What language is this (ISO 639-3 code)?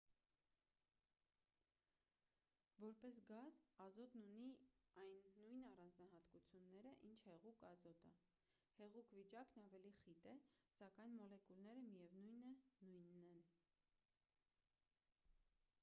hye